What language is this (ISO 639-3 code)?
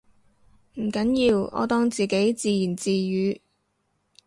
yue